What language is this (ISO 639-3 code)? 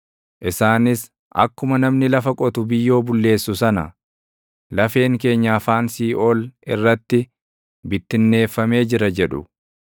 orm